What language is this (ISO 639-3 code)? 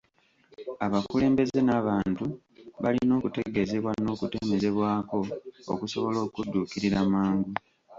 lug